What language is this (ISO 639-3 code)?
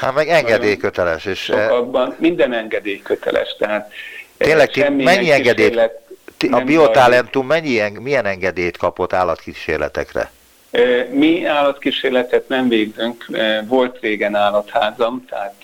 hun